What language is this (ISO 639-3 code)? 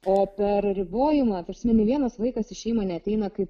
lit